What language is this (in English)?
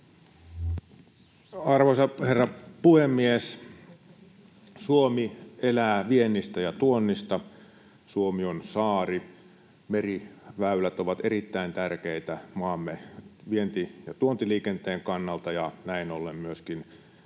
Finnish